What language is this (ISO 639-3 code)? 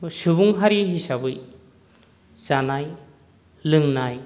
brx